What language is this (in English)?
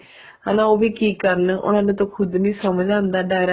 Punjabi